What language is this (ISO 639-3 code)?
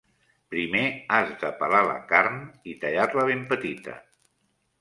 cat